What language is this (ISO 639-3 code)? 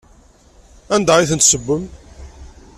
kab